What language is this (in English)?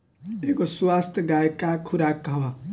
Bhojpuri